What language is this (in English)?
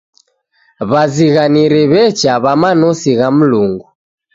Taita